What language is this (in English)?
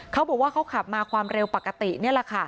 Thai